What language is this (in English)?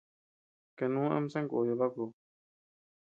Tepeuxila Cuicatec